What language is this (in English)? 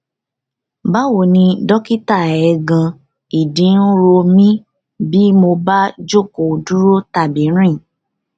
Yoruba